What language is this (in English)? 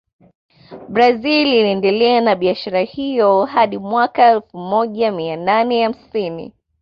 Swahili